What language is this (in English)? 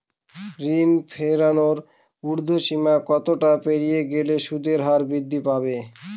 Bangla